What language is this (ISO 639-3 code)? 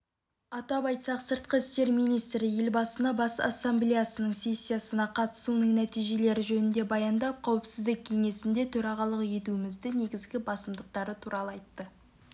kaz